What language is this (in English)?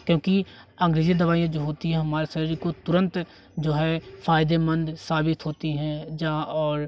Hindi